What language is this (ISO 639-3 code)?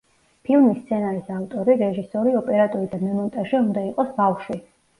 kat